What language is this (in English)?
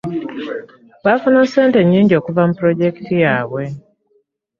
Ganda